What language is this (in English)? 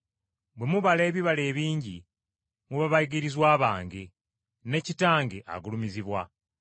Ganda